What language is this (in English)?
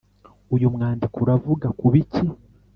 Kinyarwanda